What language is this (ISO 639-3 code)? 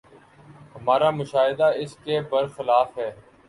urd